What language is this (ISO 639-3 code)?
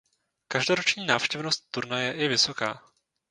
ces